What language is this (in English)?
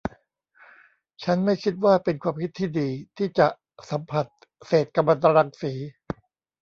Thai